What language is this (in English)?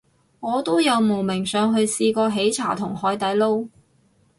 Cantonese